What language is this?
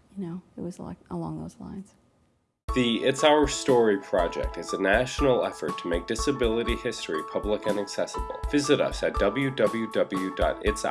English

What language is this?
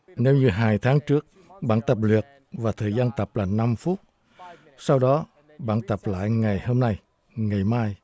Vietnamese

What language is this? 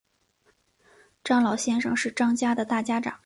Chinese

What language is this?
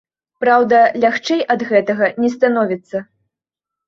Belarusian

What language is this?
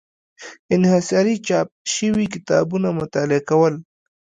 Pashto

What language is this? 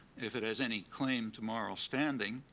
English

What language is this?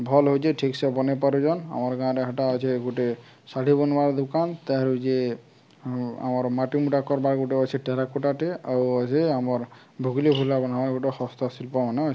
Odia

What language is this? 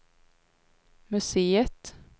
Swedish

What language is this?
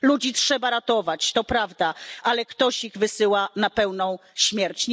Polish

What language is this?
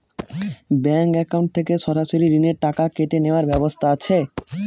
Bangla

